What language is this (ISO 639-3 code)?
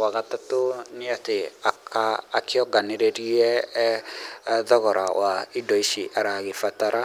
kik